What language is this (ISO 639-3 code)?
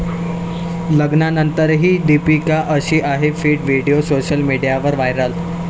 mar